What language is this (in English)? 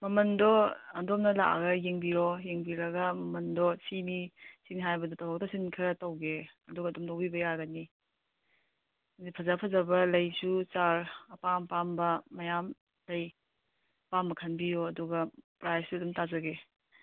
Manipuri